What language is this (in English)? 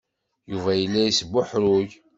Kabyle